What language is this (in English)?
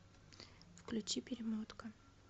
Russian